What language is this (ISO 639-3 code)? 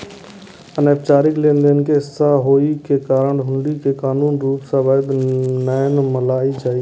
mai